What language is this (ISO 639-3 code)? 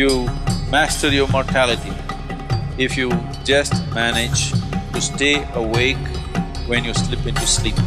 eng